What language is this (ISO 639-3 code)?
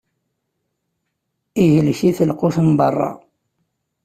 kab